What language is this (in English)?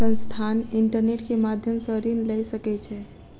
Maithili